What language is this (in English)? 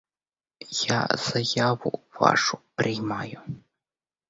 Ukrainian